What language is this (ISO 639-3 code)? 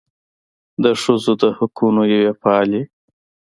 pus